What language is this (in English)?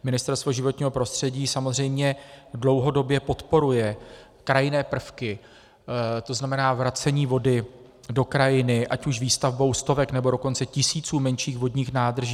Czech